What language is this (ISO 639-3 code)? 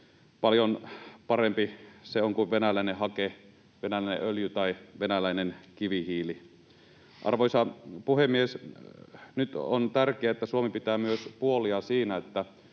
fin